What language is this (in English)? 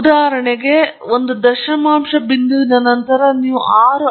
Kannada